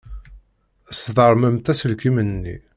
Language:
Kabyle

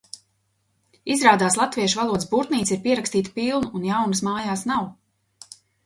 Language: Latvian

